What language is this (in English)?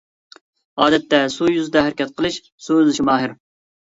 Uyghur